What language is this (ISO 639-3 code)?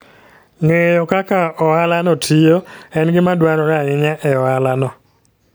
luo